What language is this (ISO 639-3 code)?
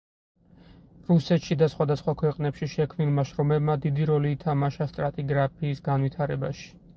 kat